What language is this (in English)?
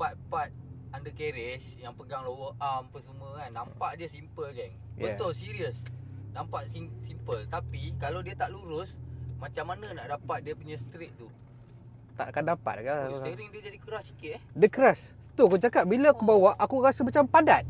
Malay